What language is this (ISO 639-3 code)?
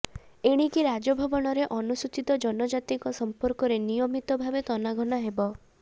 ori